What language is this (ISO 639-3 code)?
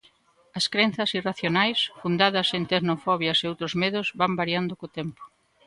glg